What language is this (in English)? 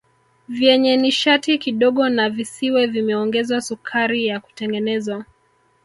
Swahili